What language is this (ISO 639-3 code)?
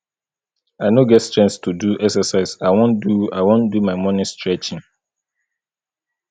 pcm